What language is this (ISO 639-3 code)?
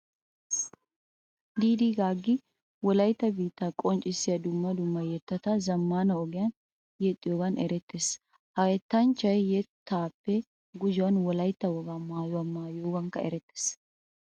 wal